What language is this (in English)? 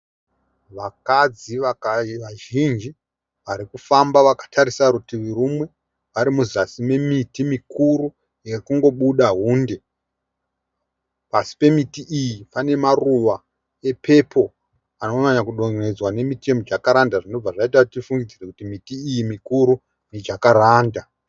Shona